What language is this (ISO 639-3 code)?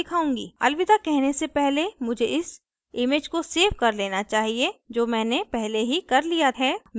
hin